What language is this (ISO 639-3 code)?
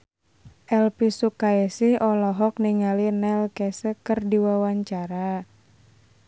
sun